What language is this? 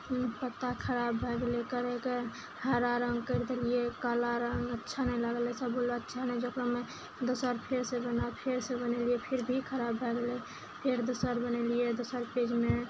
Maithili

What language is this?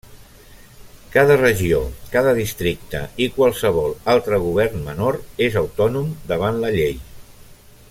Catalan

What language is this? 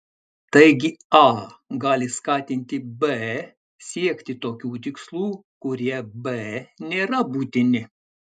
Lithuanian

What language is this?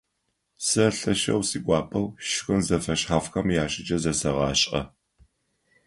Adyghe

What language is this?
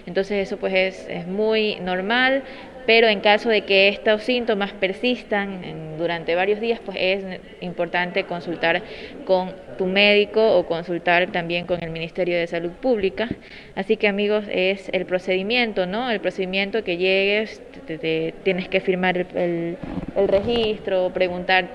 Spanish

